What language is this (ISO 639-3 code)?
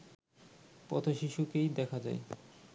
ben